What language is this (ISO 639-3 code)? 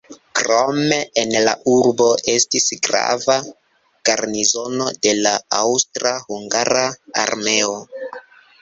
epo